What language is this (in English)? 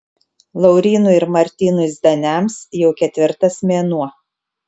Lithuanian